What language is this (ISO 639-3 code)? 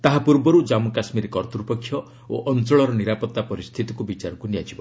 ori